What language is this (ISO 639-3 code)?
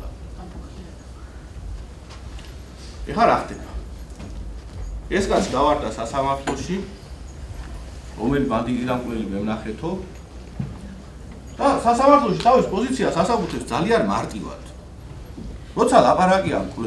ron